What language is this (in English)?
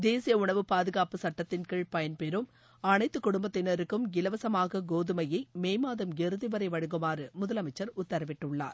Tamil